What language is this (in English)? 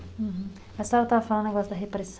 Portuguese